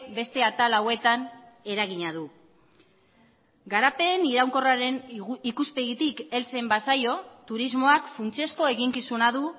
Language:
Basque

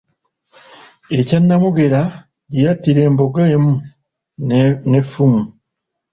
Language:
Ganda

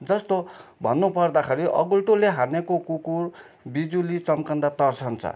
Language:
Nepali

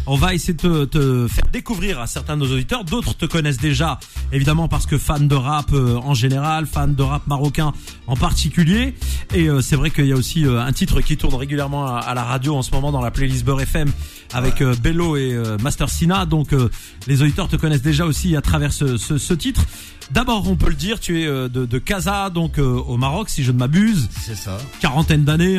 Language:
French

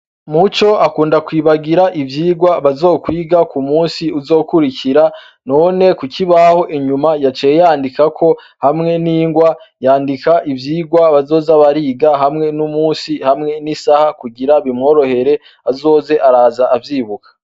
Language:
Rundi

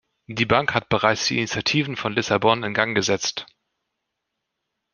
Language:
German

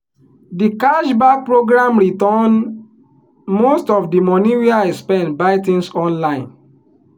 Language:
Nigerian Pidgin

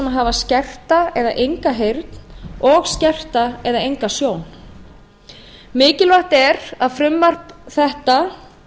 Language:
Icelandic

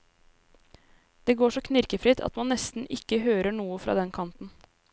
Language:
Norwegian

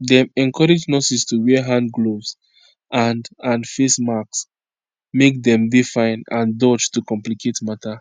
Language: Nigerian Pidgin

